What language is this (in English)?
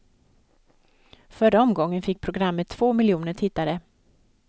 Swedish